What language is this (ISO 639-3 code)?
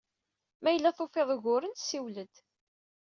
kab